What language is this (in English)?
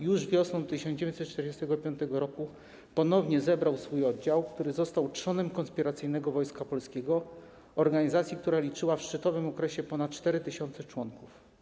Polish